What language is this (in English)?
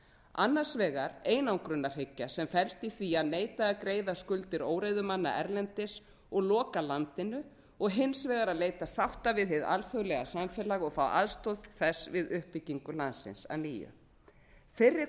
Icelandic